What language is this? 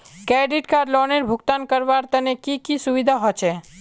Magahi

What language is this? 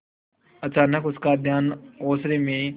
Hindi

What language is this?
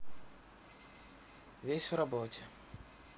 Russian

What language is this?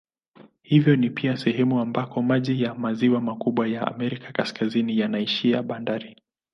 Swahili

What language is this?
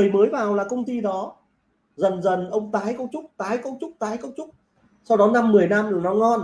Vietnamese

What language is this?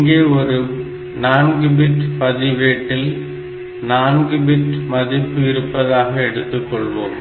Tamil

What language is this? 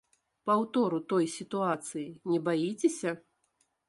Belarusian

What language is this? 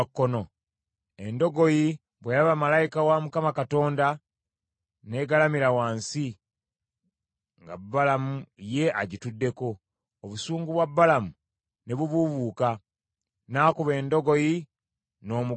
Ganda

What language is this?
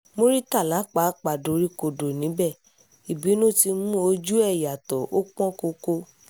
Yoruba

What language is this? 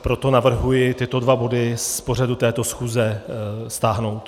Czech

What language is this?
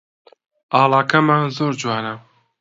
Central Kurdish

